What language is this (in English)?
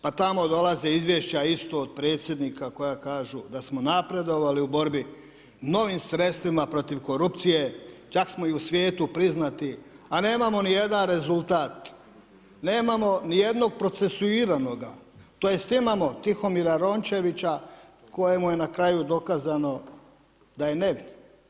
Croatian